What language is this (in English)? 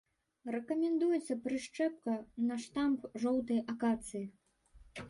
Belarusian